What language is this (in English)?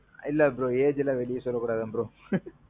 Tamil